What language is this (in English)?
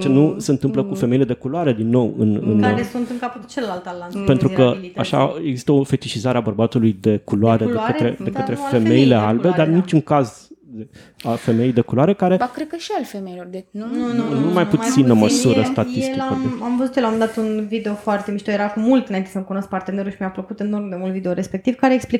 Romanian